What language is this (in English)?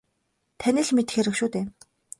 Mongolian